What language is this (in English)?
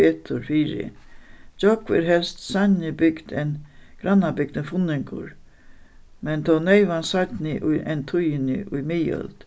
Faroese